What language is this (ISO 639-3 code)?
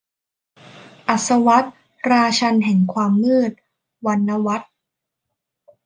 tha